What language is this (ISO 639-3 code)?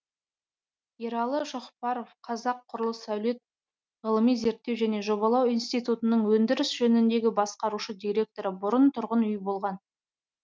kaz